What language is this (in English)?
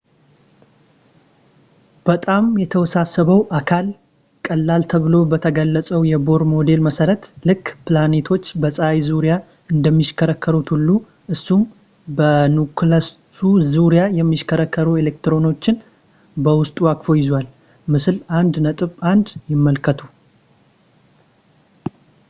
Amharic